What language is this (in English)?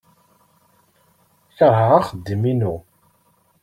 Kabyle